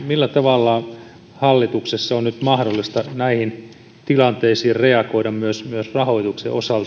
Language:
Finnish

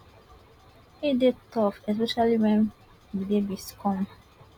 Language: Nigerian Pidgin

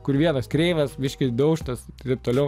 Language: Lithuanian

